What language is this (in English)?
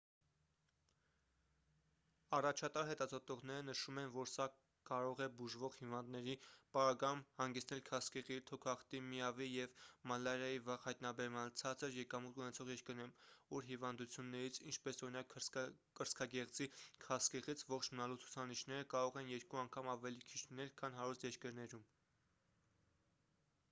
Armenian